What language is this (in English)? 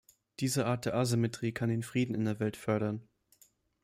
German